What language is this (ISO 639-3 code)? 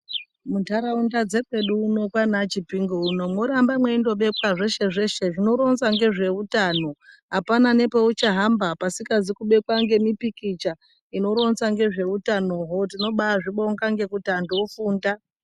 ndc